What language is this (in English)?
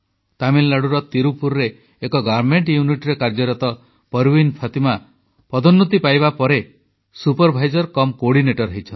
Odia